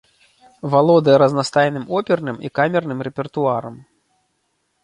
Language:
Belarusian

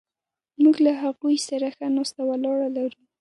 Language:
Pashto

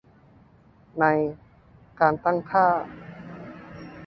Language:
Thai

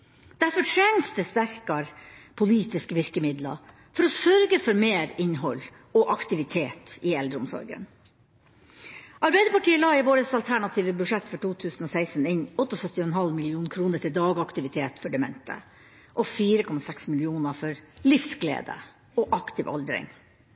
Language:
Norwegian Bokmål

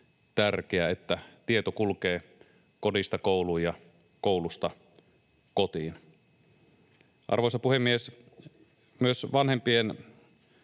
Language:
Finnish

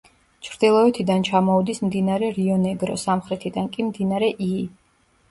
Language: Georgian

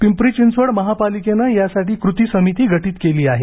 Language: Marathi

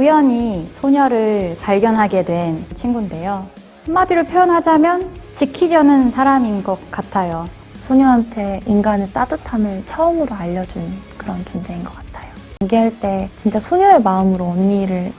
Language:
Korean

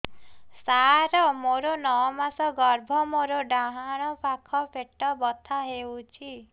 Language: Odia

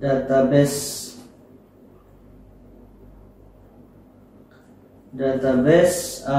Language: Indonesian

